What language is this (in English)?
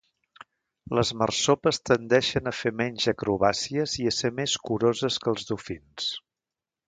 Catalan